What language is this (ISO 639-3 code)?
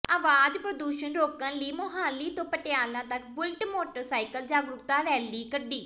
pan